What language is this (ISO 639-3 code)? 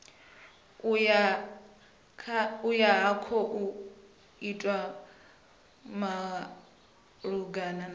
ven